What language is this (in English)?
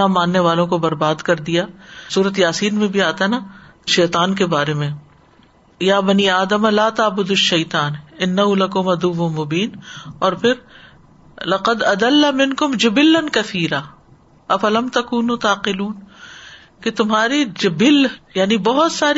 Urdu